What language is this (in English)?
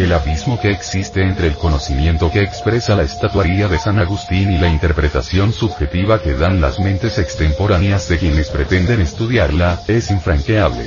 Spanish